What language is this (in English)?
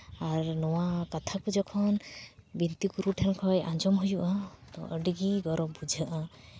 Santali